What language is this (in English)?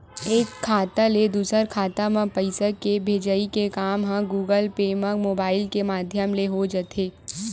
Chhattisgarhi